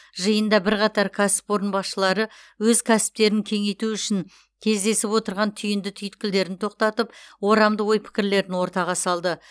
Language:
Kazakh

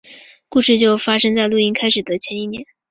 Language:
Chinese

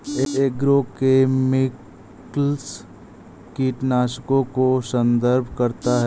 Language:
Hindi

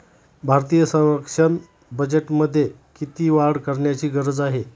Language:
Marathi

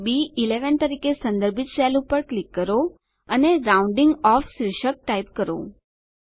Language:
Gujarati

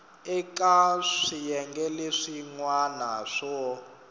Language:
Tsonga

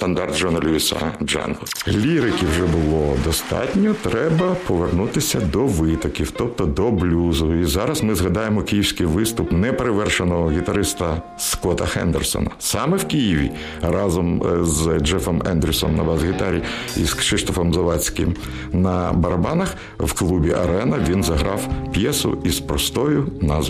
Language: Ukrainian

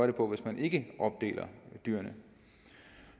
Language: Danish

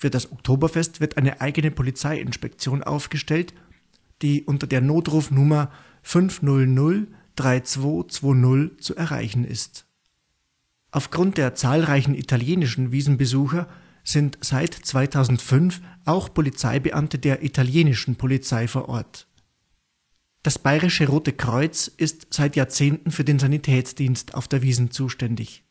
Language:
German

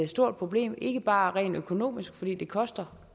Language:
Danish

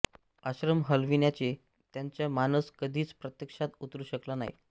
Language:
Marathi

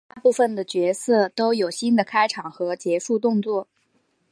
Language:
Chinese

